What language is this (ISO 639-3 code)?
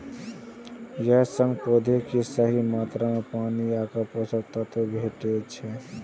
mai